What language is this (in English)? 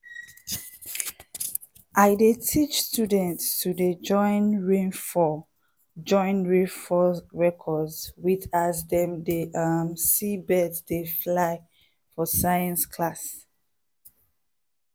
Nigerian Pidgin